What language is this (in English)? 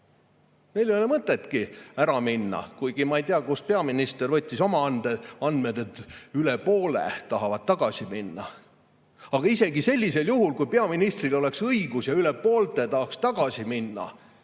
Estonian